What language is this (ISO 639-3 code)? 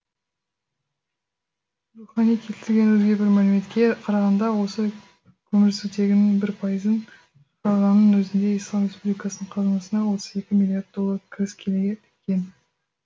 kaz